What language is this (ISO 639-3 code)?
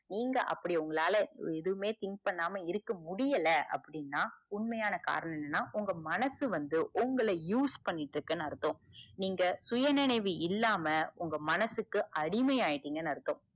tam